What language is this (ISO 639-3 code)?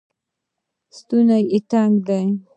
pus